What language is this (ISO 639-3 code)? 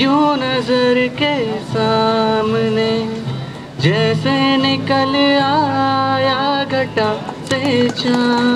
hin